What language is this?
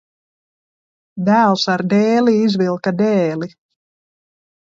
Latvian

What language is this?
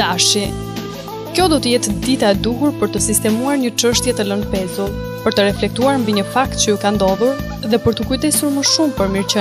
Romanian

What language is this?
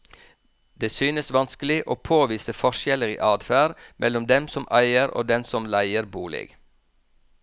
Norwegian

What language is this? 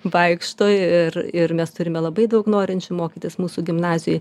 Lithuanian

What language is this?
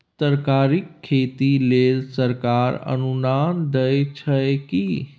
Maithili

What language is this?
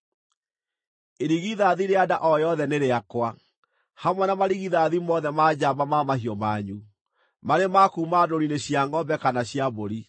Kikuyu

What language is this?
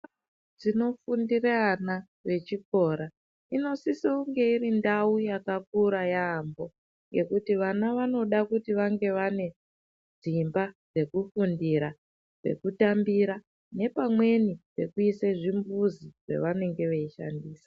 Ndau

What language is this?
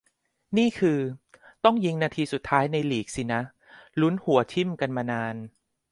Thai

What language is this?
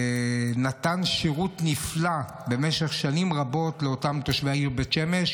Hebrew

